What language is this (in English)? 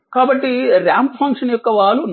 Telugu